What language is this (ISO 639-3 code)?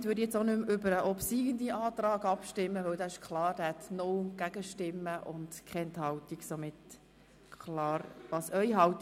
gsw